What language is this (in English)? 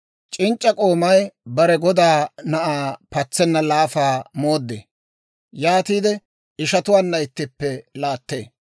Dawro